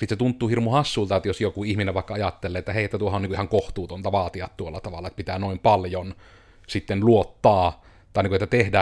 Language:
Finnish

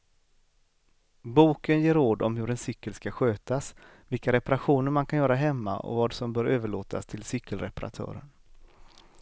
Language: Swedish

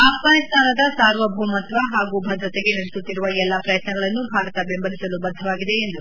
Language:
Kannada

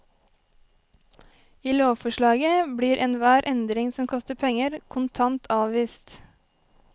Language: Norwegian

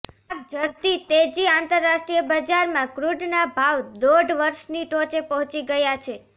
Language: Gujarati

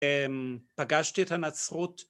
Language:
Hebrew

